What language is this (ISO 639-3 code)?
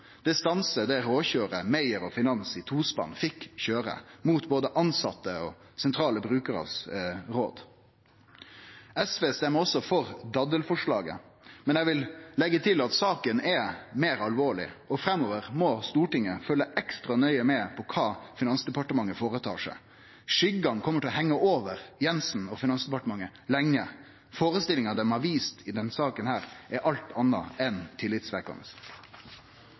nno